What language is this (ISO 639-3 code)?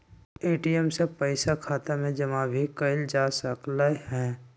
mag